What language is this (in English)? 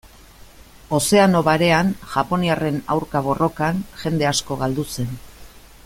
Basque